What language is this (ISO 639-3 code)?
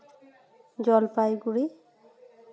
sat